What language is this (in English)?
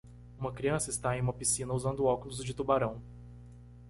Portuguese